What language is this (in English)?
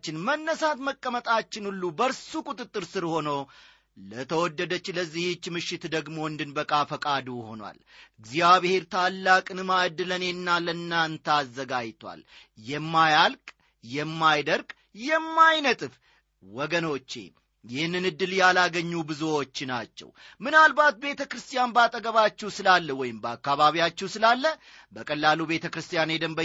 Amharic